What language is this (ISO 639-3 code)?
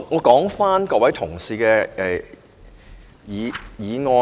yue